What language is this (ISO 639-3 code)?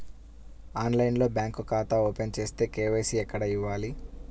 tel